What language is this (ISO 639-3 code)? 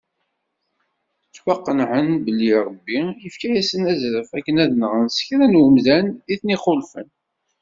kab